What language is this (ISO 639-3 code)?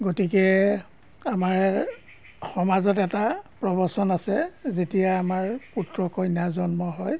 asm